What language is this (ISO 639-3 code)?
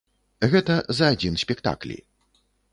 bel